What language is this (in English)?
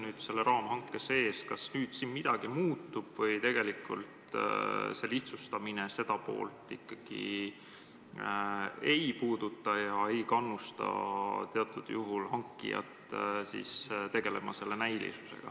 Estonian